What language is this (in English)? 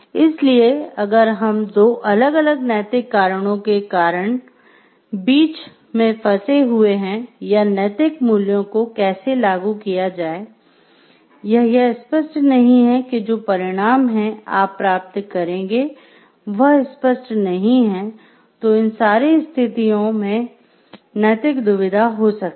Hindi